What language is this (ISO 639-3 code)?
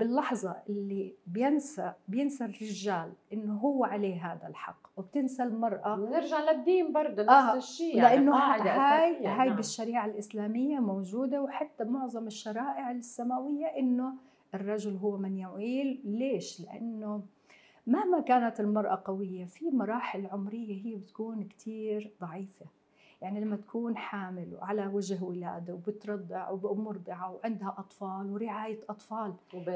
ara